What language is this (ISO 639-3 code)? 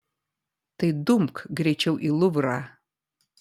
lit